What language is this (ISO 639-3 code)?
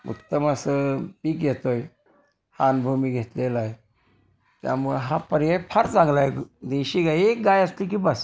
mar